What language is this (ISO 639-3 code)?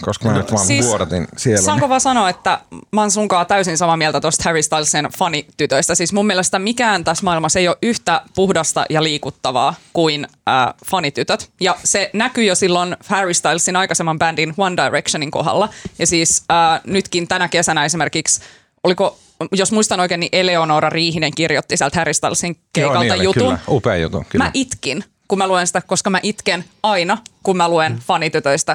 fin